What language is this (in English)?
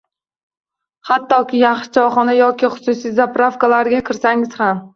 Uzbek